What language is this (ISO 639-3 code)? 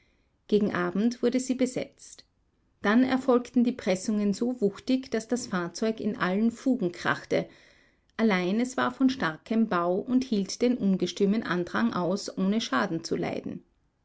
deu